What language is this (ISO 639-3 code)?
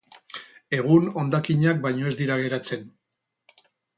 eus